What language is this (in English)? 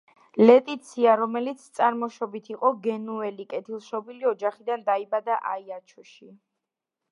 Georgian